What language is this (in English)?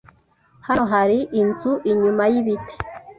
Kinyarwanda